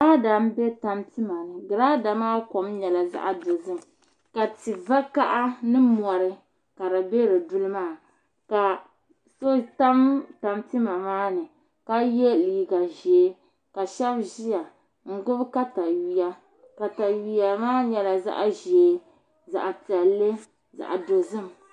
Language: Dagbani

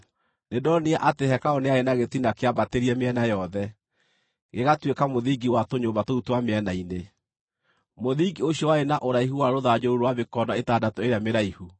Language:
Kikuyu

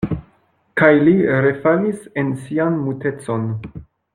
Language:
Esperanto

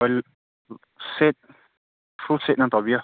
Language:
Manipuri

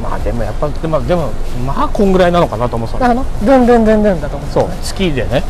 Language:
Japanese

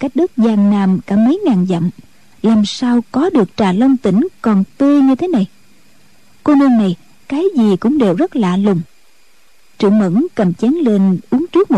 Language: Vietnamese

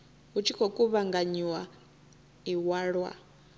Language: Venda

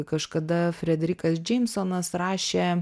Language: Lithuanian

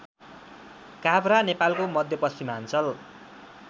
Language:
Nepali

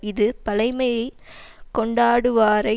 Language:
Tamil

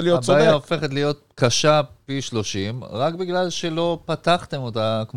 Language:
Hebrew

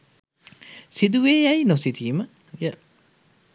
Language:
Sinhala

